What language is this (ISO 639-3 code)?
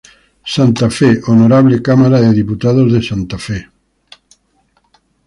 spa